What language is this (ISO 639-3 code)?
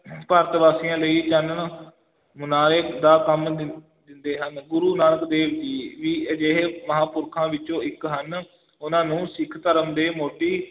pan